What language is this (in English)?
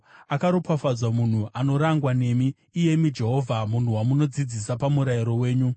Shona